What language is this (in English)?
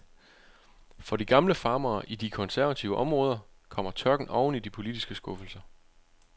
Danish